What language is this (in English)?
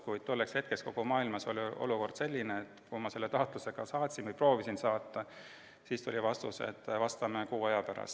Estonian